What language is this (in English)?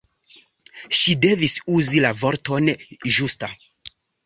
Esperanto